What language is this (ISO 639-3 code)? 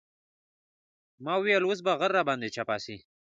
pus